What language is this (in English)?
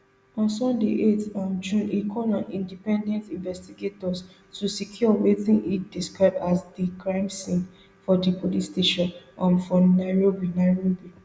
Nigerian Pidgin